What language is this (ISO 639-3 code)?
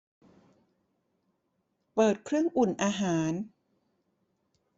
tha